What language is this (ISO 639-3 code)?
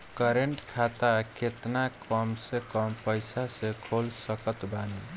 bho